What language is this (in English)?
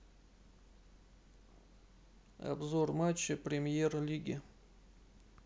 Russian